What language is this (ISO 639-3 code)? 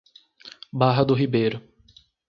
por